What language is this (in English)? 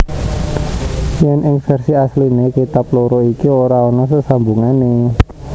Javanese